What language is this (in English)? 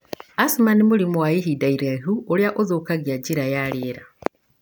Kikuyu